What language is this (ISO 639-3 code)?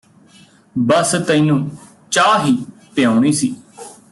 pan